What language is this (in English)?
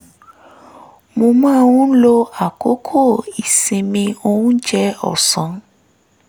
Yoruba